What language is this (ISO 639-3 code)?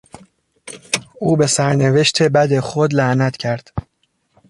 fas